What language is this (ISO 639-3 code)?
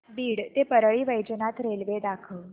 mar